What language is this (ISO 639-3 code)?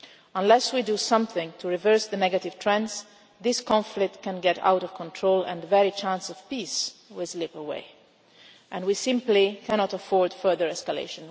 eng